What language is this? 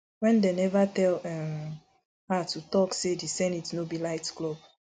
Nigerian Pidgin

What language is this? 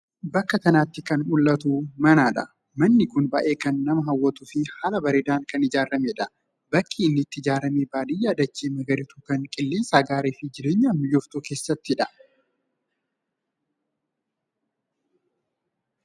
Oromo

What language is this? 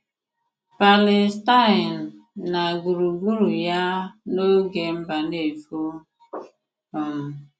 Igbo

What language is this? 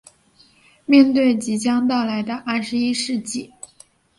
Chinese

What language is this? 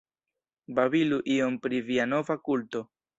Esperanto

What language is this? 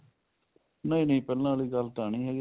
Punjabi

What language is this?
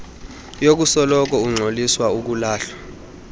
Xhosa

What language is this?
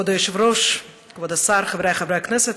Hebrew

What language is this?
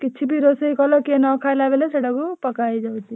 Odia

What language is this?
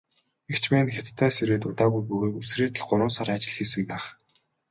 Mongolian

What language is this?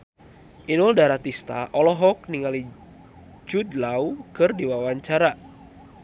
Sundanese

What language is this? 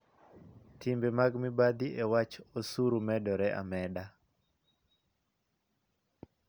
Luo (Kenya and Tanzania)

